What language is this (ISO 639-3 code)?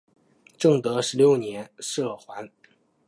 zho